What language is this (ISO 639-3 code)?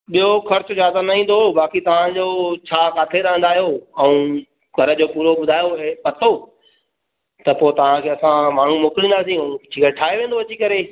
snd